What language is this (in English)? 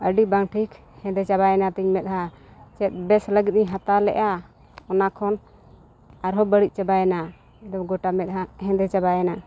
Santali